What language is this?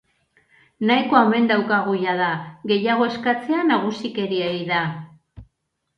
Basque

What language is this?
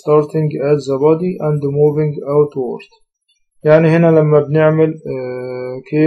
Arabic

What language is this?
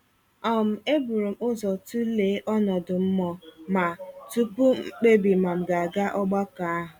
Igbo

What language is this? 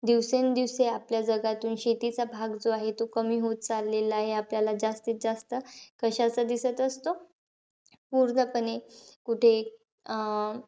Marathi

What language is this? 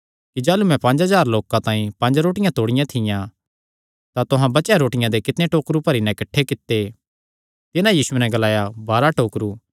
Kangri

